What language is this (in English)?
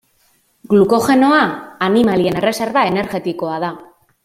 Basque